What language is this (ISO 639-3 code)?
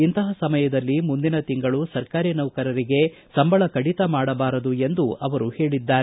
kan